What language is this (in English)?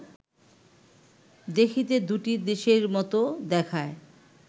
Bangla